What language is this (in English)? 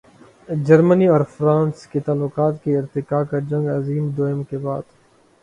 Urdu